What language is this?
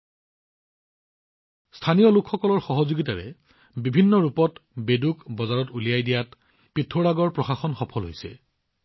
Assamese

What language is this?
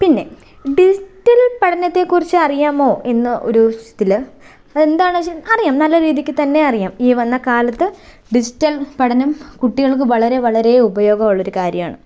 Malayalam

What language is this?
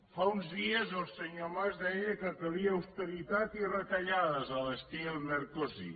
Catalan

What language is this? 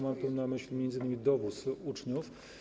Polish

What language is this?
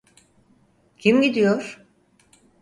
Turkish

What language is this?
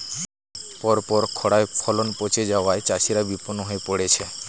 Bangla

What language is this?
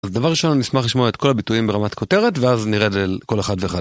Hebrew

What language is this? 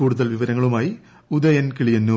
Malayalam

